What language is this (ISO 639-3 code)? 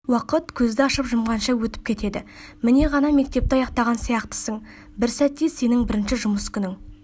kaz